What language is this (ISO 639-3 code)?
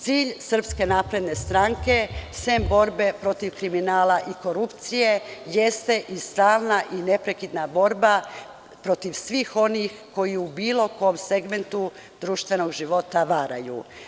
srp